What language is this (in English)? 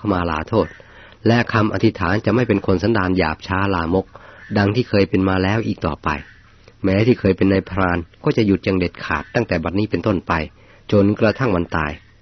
Thai